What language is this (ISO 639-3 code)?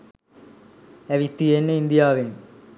sin